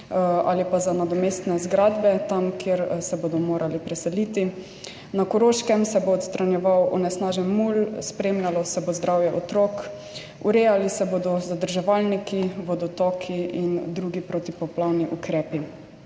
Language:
Slovenian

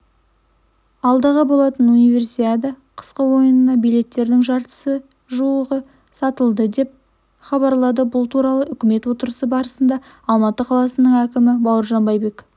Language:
Kazakh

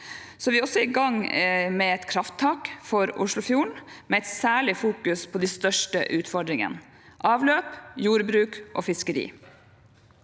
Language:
Norwegian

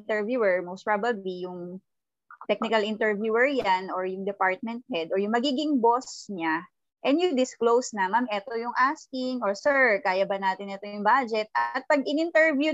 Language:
Filipino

